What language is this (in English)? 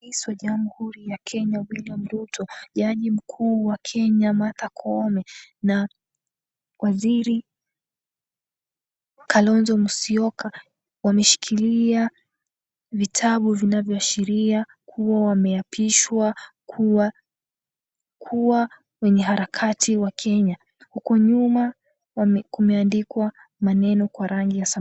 Swahili